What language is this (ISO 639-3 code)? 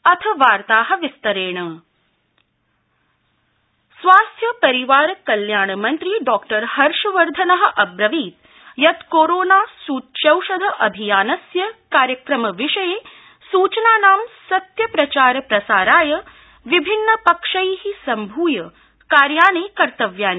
san